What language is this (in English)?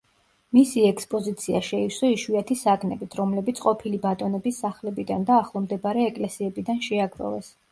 Georgian